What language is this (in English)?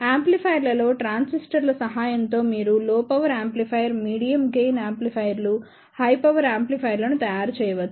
Telugu